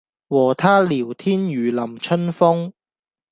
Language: Cantonese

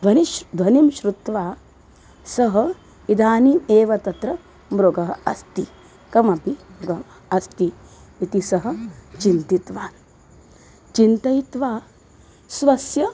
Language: Sanskrit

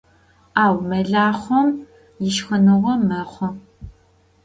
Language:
Adyghe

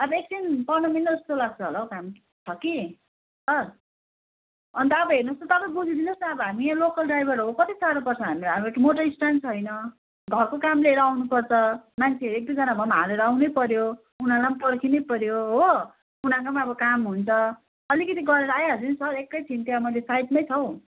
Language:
Nepali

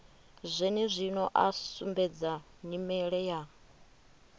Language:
Venda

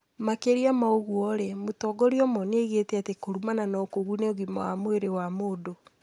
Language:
Kikuyu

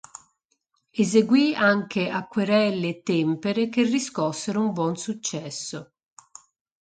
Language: Italian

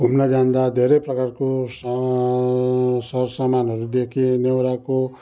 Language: Nepali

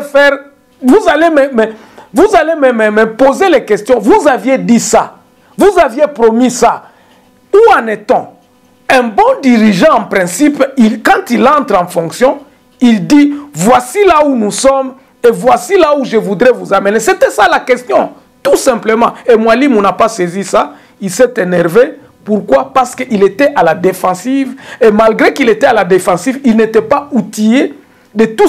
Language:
French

